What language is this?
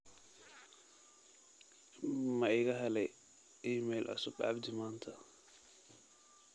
Somali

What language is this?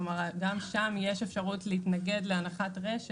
Hebrew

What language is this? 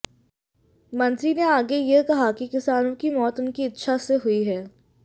Hindi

